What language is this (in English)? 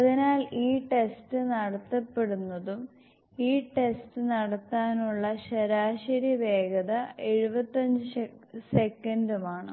Malayalam